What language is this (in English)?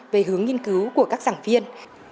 Vietnamese